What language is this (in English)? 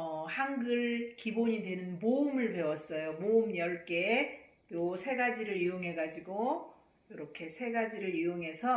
Korean